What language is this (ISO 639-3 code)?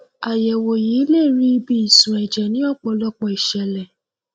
yor